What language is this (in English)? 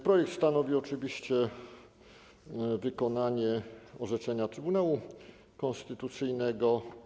Polish